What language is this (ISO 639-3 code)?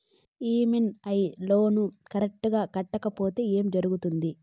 tel